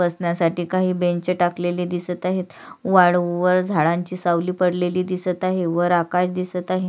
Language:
Marathi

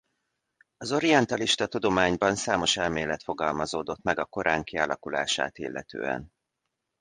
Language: Hungarian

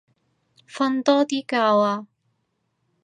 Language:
Cantonese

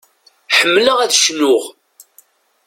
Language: Kabyle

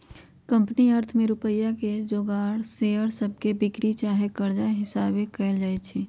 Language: Magahi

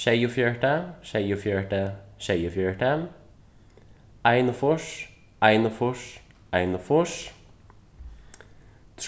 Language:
Faroese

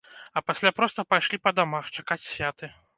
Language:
Belarusian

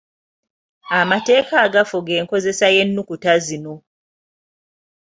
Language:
Ganda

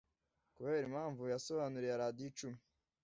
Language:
Kinyarwanda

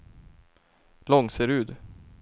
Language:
Swedish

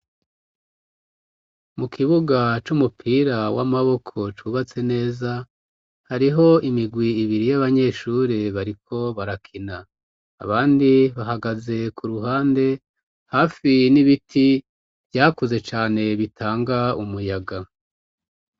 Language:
Rundi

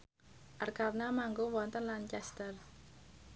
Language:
Javanese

